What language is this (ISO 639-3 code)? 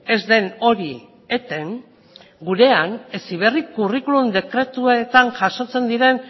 eus